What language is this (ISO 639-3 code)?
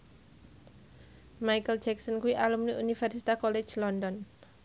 jav